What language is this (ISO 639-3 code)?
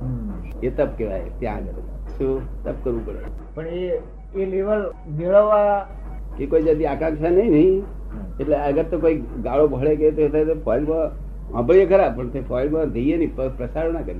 guj